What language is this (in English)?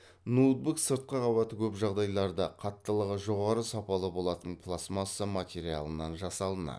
Kazakh